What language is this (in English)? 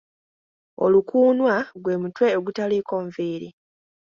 Ganda